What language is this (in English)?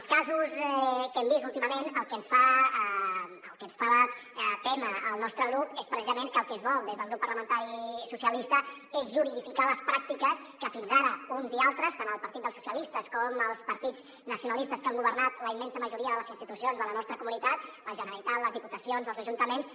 Catalan